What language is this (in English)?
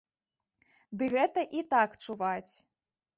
Belarusian